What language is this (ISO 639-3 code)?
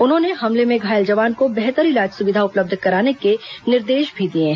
hin